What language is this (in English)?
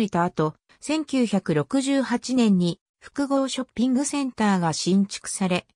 Japanese